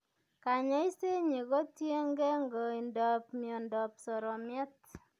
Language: Kalenjin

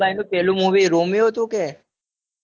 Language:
Gujarati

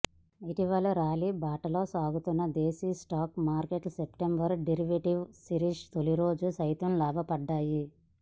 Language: Telugu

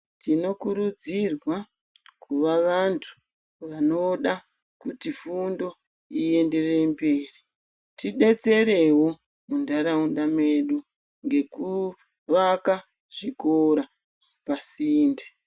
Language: Ndau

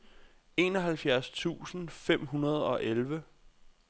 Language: Danish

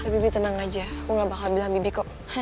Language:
Indonesian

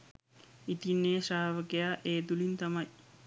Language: Sinhala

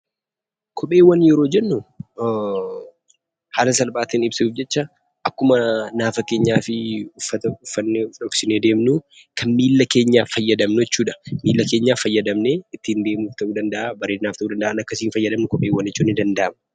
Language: Oromo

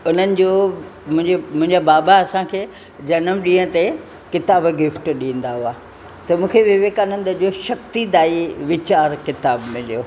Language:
Sindhi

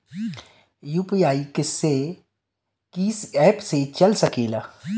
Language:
Bhojpuri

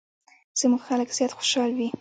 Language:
Pashto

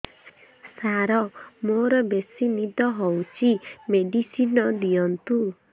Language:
Odia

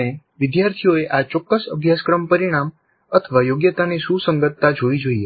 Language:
Gujarati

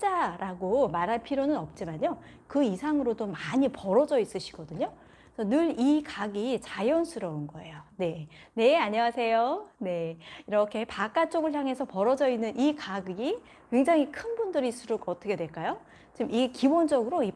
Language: Korean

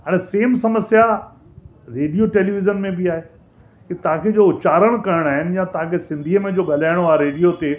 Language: Sindhi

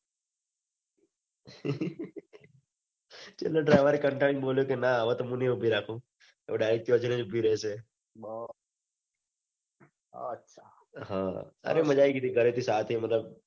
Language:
Gujarati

